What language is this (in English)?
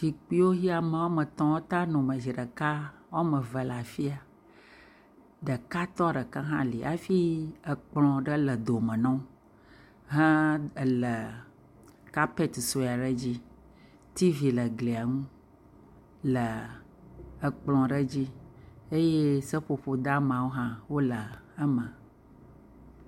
Ewe